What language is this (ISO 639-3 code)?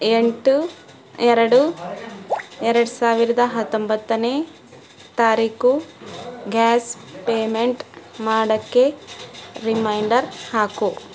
kan